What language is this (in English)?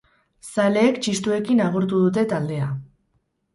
Basque